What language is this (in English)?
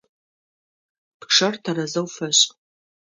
Adyghe